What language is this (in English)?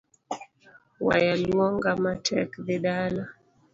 Luo (Kenya and Tanzania)